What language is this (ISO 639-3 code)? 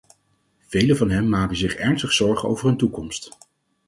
nld